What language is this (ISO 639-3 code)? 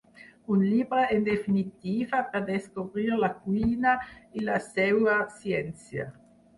cat